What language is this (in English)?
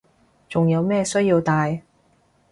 Cantonese